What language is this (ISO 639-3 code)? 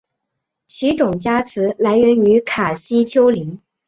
zho